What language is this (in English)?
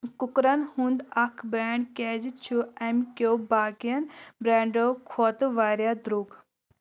Kashmiri